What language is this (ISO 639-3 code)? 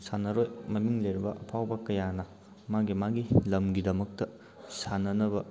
mni